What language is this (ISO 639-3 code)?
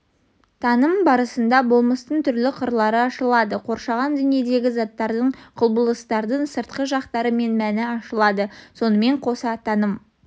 kaz